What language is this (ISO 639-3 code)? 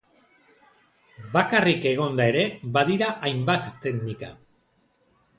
eus